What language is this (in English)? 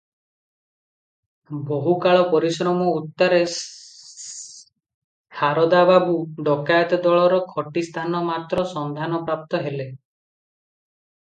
Odia